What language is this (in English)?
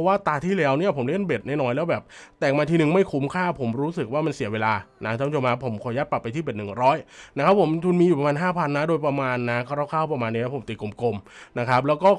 Thai